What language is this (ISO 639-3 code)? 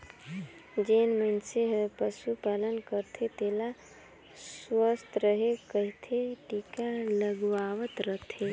hne